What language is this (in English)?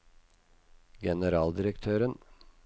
Norwegian